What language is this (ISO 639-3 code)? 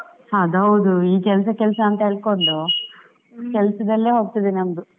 kan